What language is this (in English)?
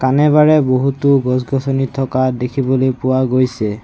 Assamese